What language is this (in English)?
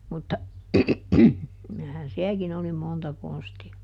Finnish